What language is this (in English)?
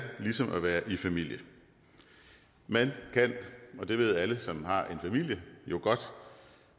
Danish